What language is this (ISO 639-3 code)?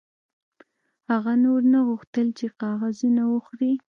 pus